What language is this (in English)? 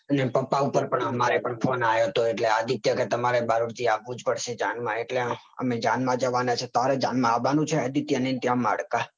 Gujarati